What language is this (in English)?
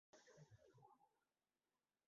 Urdu